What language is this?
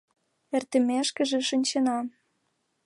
Mari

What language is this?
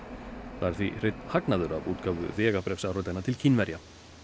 Icelandic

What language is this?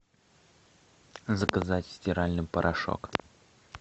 Russian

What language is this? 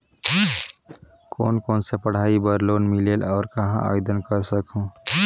Chhattisgarhi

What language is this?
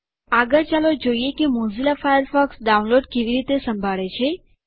Gujarati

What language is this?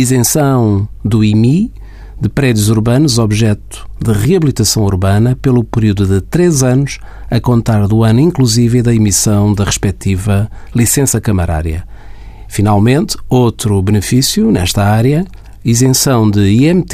Portuguese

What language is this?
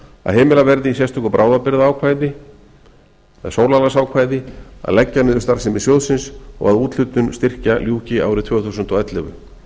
Icelandic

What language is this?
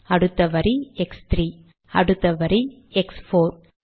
Tamil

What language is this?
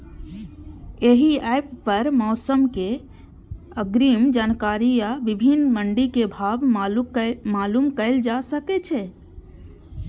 Maithili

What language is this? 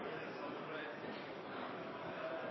Norwegian Nynorsk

